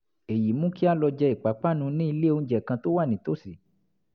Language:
Yoruba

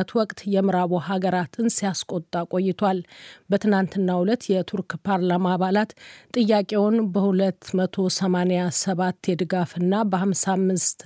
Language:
Amharic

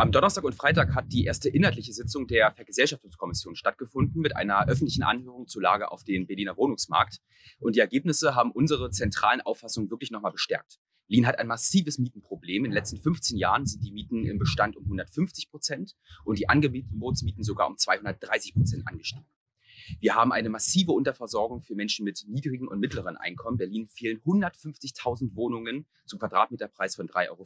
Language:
German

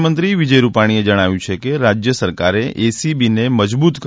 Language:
Gujarati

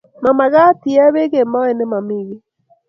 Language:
Kalenjin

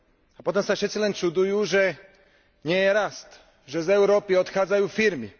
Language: Slovak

